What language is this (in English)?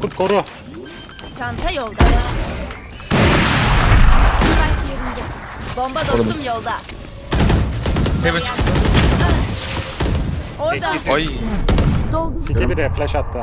Turkish